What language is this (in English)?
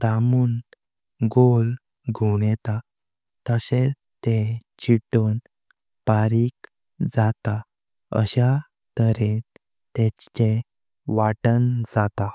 Konkani